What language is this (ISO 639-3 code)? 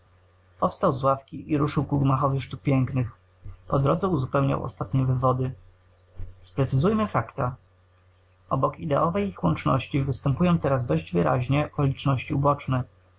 pol